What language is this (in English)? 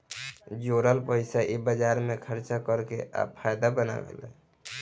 Bhojpuri